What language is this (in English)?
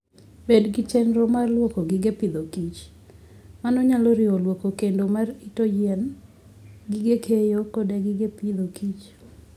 Luo (Kenya and Tanzania)